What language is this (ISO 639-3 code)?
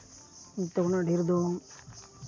sat